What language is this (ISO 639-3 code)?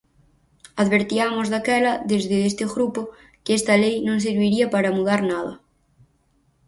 glg